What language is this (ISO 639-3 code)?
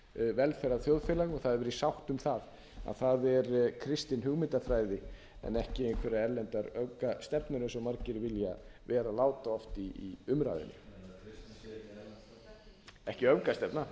isl